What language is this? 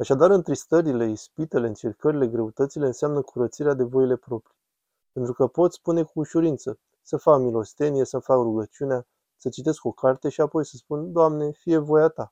Romanian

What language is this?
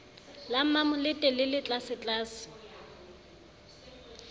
Southern Sotho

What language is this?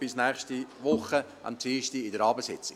Swiss German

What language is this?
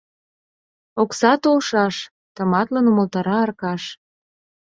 Mari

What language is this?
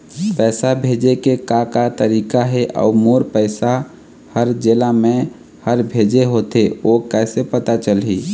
Chhattisgarhi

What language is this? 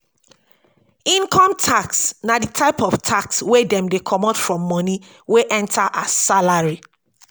Nigerian Pidgin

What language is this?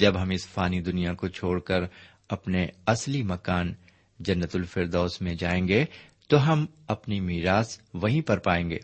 Urdu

